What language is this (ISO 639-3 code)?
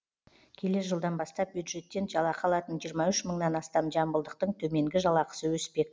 kaz